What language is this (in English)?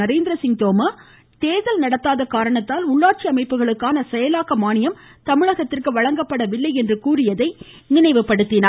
Tamil